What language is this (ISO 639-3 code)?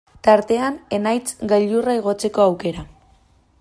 eus